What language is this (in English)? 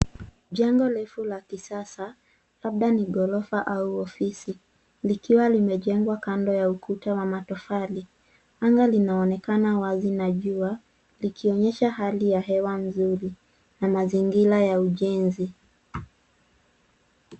Swahili